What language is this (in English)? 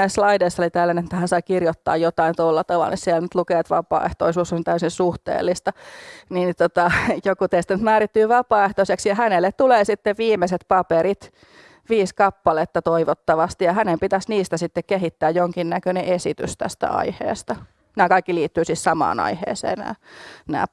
Finnish